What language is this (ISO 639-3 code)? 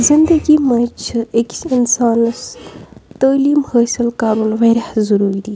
kas